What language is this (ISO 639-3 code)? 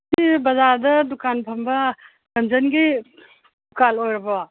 mni